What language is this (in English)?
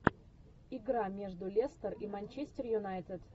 Russian